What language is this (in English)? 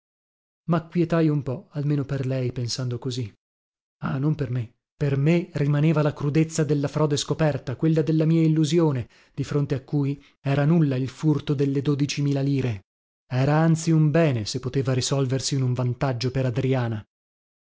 Italian